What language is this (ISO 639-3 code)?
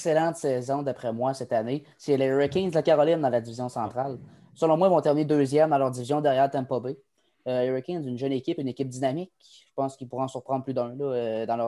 fra